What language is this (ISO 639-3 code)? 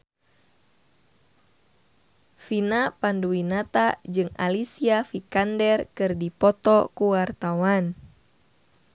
sun